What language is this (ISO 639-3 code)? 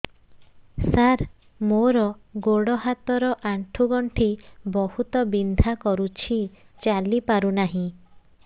ori